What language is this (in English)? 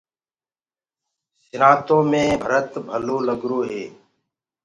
Gurgula